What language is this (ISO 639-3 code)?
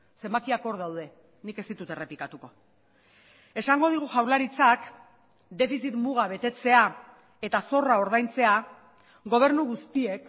eus